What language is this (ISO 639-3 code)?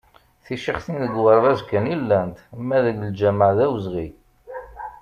kab